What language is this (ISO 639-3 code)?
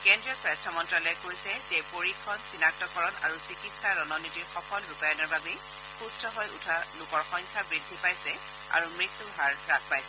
asm